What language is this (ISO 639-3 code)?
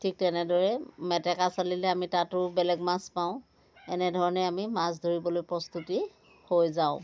asm